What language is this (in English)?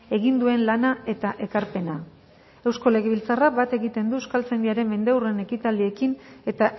Basque